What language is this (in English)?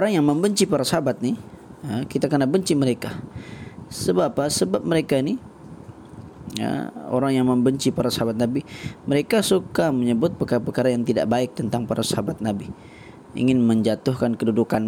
Malay